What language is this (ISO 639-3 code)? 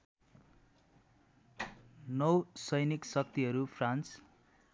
nep